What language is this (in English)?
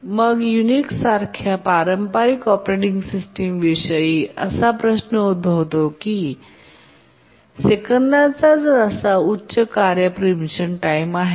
Marathi